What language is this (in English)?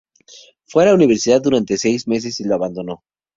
Spanish